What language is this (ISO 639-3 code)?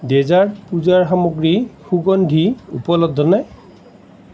asm